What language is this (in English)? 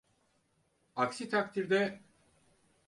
Turkish